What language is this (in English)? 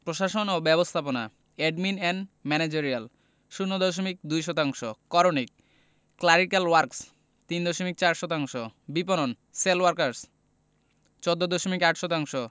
Bangla